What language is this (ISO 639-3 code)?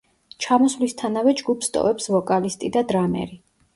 kat